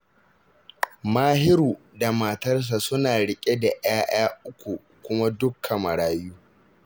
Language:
Hausa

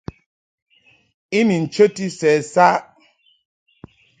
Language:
Mungaka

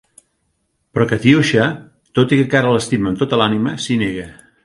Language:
Catalan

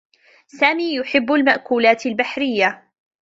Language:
Arabic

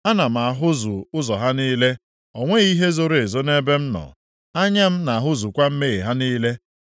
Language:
Igbo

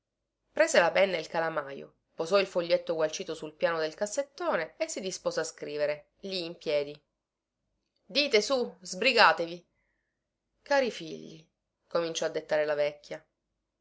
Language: Italian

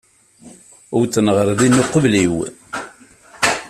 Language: Kabyle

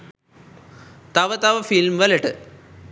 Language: Sinhala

